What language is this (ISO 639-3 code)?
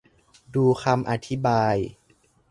tha